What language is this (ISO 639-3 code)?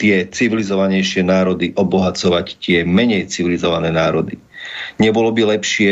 slk